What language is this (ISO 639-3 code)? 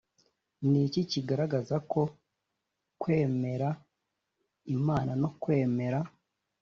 kin